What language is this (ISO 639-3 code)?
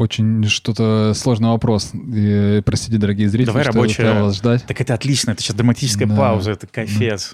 rus